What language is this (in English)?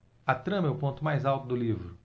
Portuguese